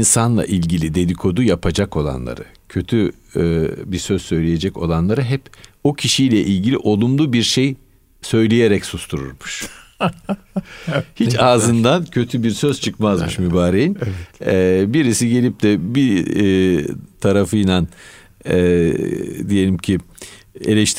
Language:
Turkish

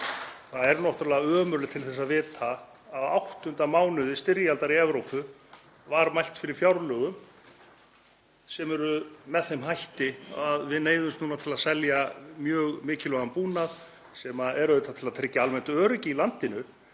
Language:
Icelandic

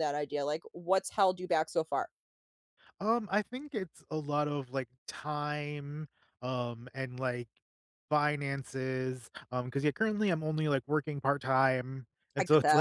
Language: English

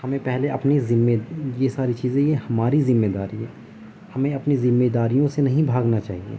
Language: Urdu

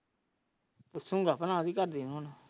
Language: Punjabi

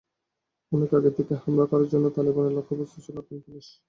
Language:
Bangla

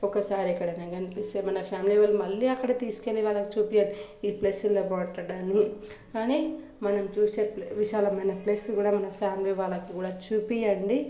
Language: Telugu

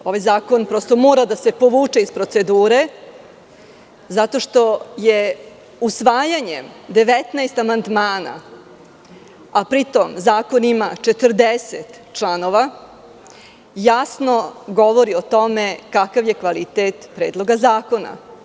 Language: Serbian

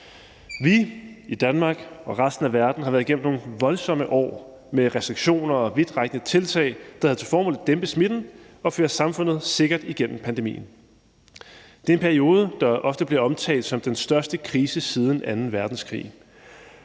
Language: Danish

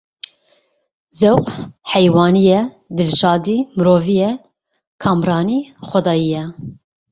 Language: Kurdish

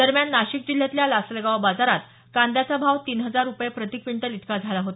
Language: Marathi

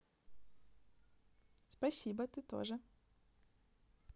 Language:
Russian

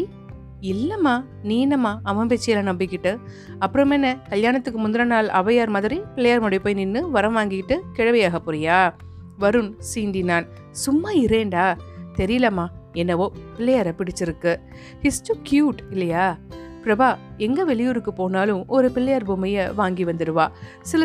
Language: Tamil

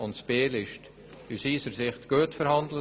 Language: Swiss German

